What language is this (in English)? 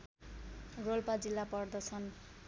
Nepali